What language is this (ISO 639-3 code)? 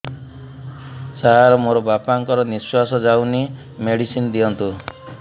ori